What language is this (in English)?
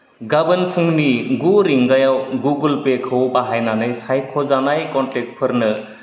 Bodo